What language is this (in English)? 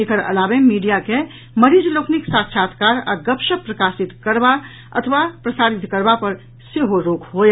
Maithili